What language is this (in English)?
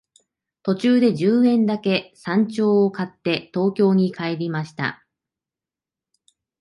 Japanese